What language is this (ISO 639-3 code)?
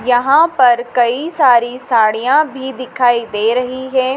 hin